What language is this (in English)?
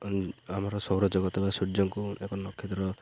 Odia